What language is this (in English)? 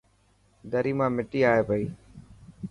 Dhatki